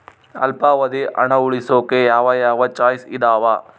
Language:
Kannada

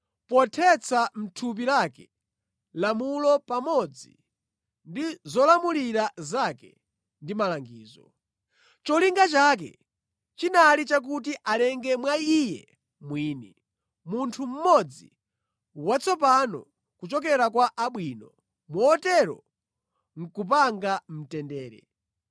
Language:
Nyanja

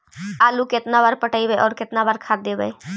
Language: Magahi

